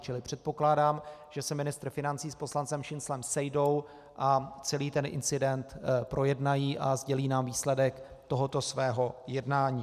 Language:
Czech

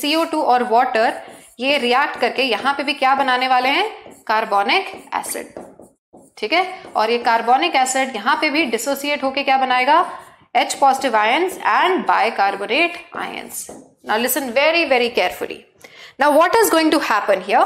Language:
Hindi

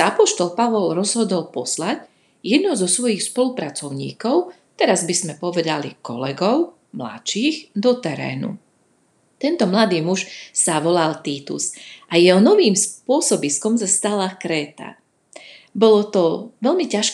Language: Slovak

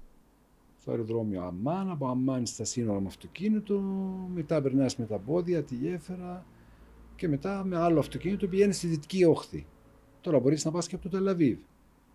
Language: Greek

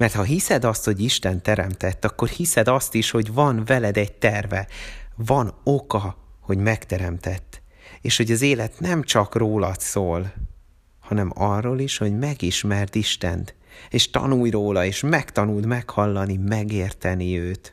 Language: Hungarian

